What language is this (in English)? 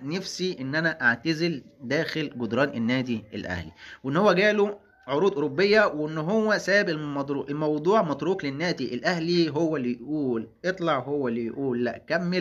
Arabic